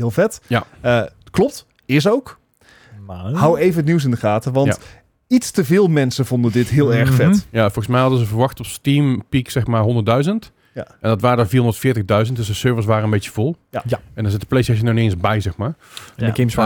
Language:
Dutch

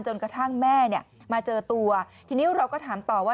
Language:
Thai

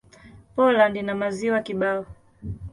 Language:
Swahili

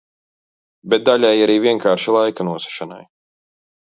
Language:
Latvian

